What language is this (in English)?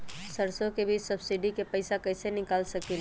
Magahi